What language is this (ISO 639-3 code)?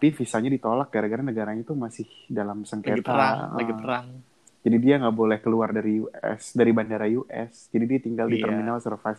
ind